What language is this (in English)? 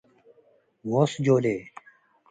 Tigre